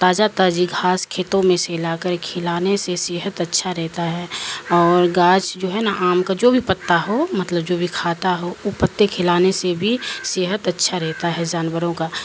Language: Urdu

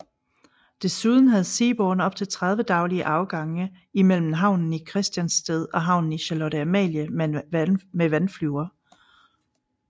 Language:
Danish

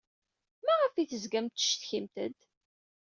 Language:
Kabyle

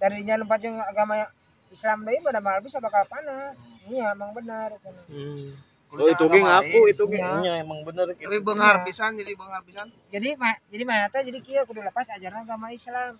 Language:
Indonesian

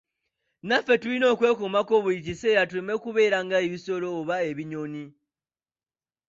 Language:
Ganda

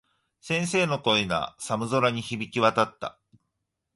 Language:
Japanese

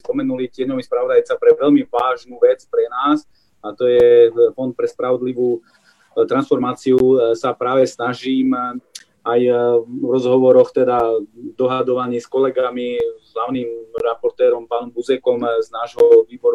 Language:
Slovak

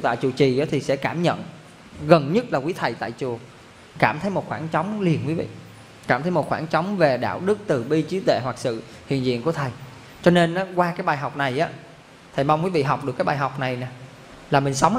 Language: Vietnamese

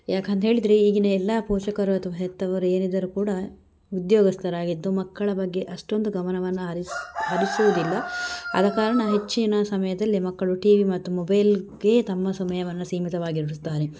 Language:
Kannada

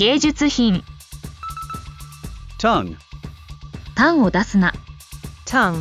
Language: Japanese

